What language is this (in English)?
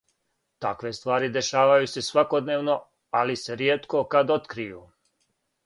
Serbian